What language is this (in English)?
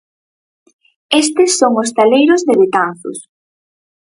Galician